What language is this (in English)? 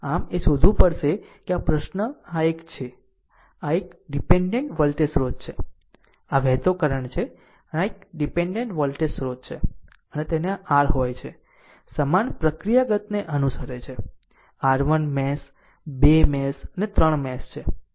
Gujarati